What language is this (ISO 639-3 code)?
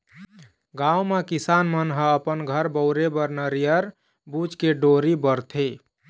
hne